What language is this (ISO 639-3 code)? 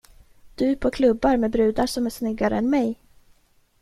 swe